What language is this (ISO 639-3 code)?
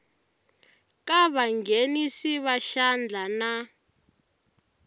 tso